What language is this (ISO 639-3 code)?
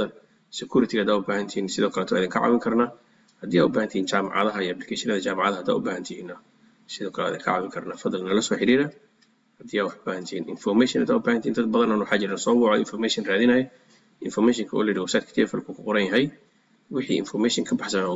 ara